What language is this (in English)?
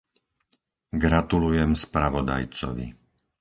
Slovak